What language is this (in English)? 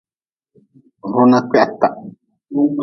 Nawdm